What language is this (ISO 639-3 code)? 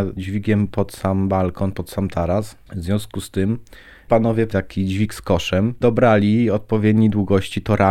pol